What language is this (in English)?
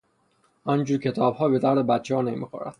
Persian